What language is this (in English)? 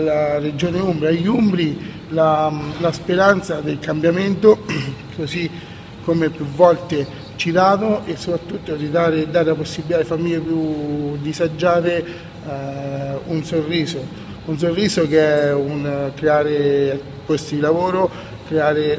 Italian